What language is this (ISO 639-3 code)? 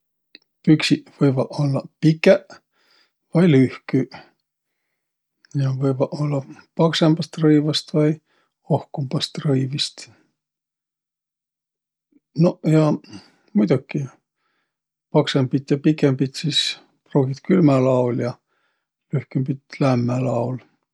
vro